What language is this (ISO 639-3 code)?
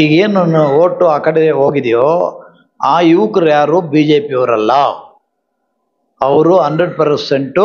kan